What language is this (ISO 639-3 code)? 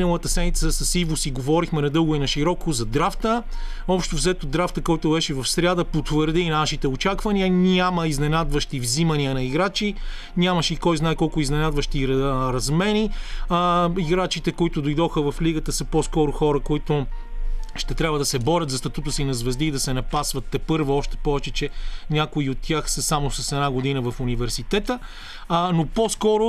bul